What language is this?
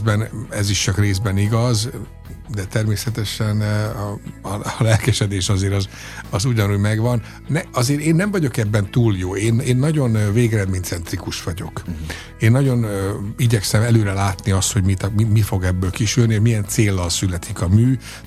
Hungarian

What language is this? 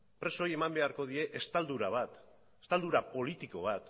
Basque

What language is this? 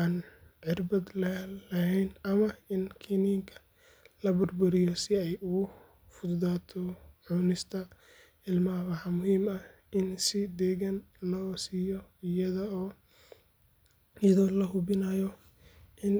Somali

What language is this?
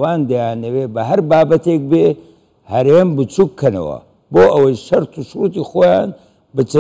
Arabic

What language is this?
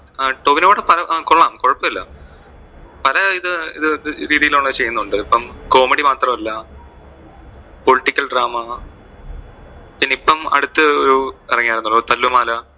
Malayalam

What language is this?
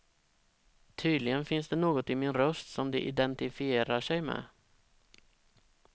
Swedish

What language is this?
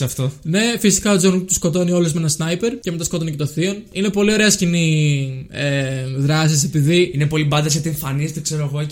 Greek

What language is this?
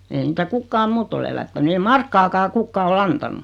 Finnish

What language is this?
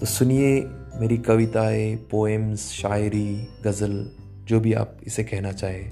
Urdu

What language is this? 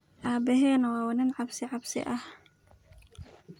Somali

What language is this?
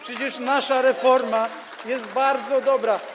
Polish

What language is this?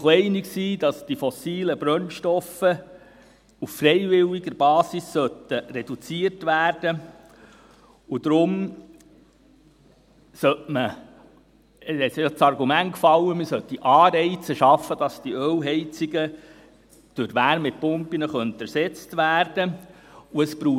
Swiss German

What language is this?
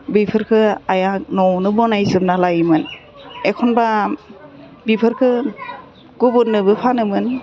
Bodo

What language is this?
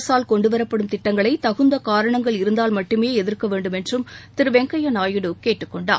Tamil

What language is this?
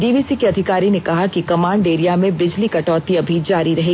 Hindi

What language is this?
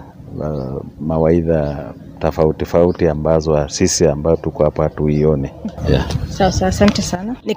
Swahili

